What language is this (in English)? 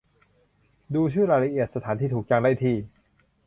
Thai